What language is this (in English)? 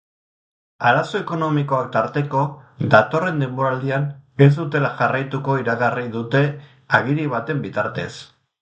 Basque